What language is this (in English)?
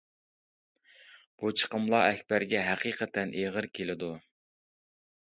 Uyghur